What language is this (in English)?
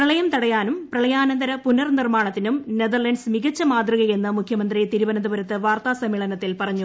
Malayalam